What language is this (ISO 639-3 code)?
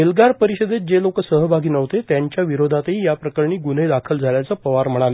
mar